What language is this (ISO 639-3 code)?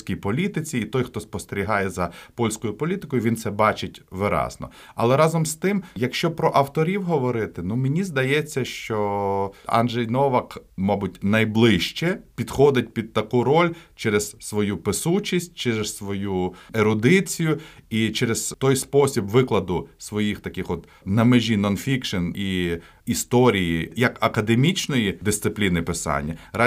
ukr